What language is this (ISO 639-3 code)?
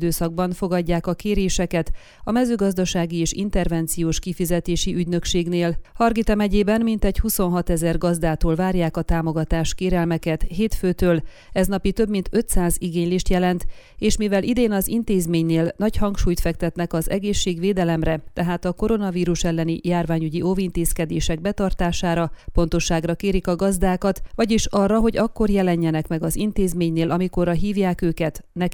hun